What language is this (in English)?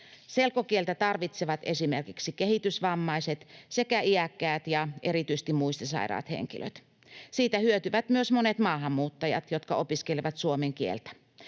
Finnish